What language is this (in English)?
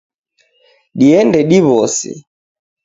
Taita